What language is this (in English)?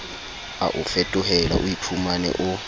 Southern Sotho